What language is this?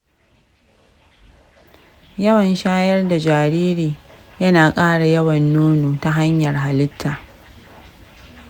Hausa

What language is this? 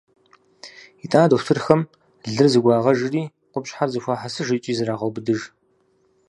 Kabardian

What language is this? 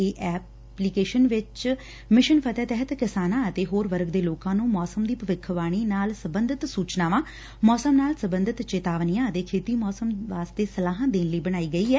Punjabi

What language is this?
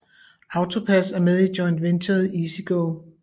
Danish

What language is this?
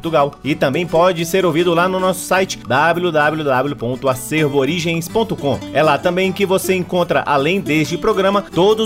Portuguese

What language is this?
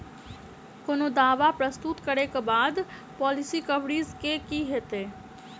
Maithili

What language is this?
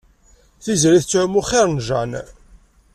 Kabyle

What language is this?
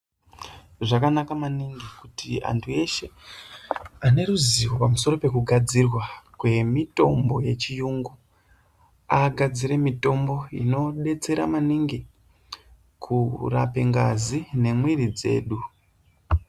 Ndau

